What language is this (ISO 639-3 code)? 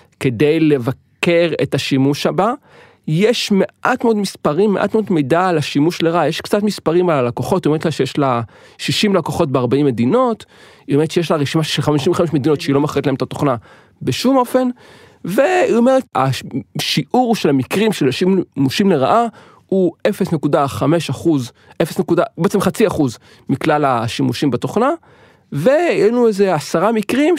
heb